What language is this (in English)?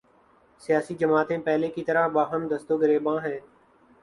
Urdu